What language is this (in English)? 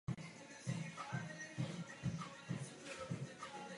Czech